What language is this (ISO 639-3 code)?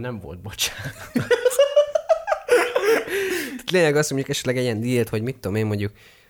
hun